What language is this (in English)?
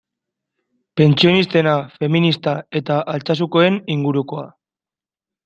Basque